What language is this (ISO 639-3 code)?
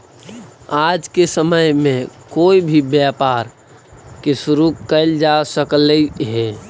mag